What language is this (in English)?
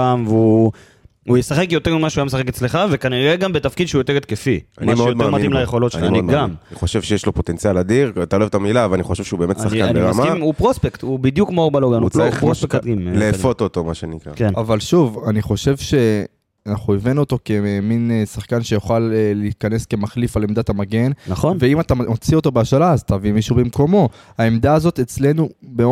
Hebrew